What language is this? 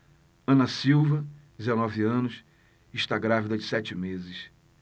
Portuguese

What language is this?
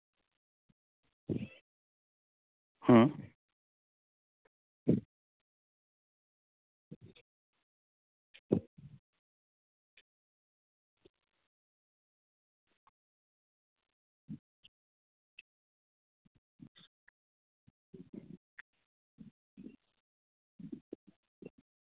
Santali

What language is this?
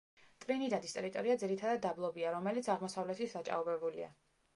Georgian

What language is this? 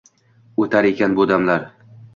Uzbek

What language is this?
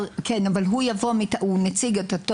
Hebrew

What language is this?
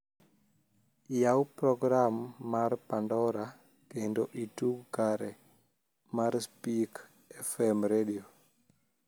Luo (Kenya and Tanzania)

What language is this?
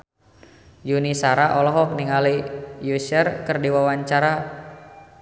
Sundanese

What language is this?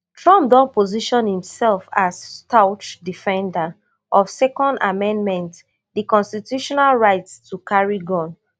Nigerian Pidgin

